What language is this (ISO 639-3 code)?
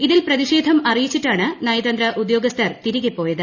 mal